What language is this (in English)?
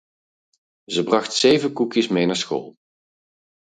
Dutch